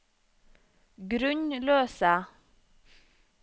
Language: Norwegian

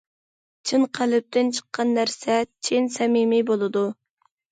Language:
Uyghur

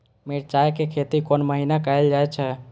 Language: Maithili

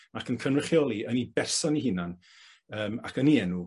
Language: Welsh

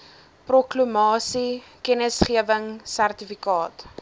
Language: Afrikaans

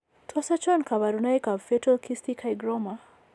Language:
Kalenjin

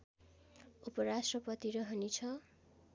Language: Nepali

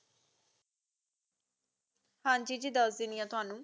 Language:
Punjabi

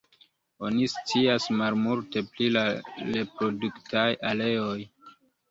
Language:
Esperanto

